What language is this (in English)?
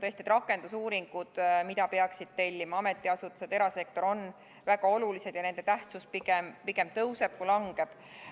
Estonian